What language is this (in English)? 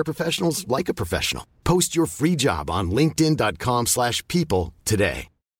Italian